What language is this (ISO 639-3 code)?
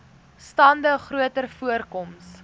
afr